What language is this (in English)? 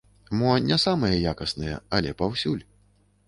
Belarusian